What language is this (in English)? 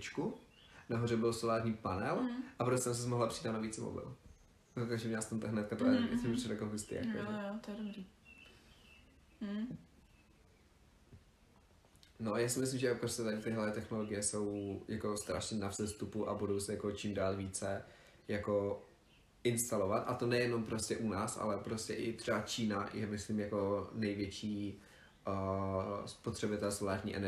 Czech